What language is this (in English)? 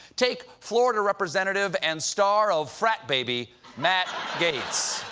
English